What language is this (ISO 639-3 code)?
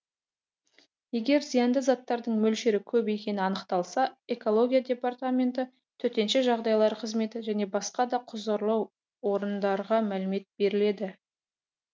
kaz